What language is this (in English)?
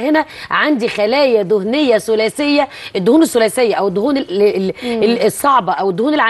Arabic